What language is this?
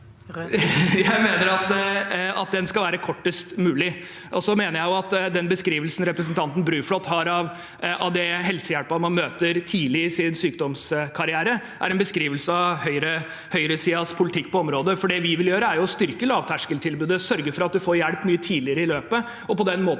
Norwegian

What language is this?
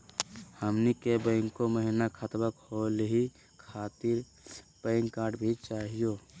Magahi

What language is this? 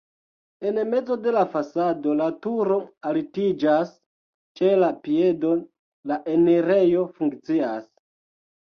Esperanto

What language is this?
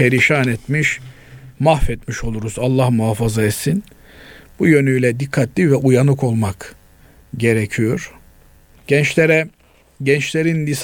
Turkish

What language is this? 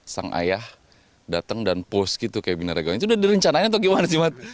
Indonesian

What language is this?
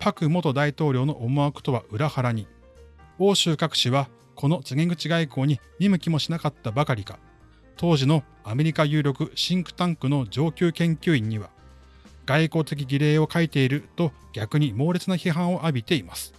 Japanese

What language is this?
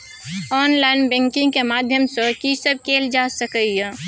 Maithili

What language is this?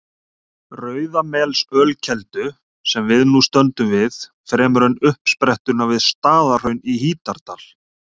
Icelandic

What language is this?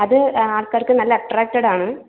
Malayalam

